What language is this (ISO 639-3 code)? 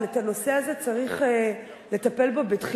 heb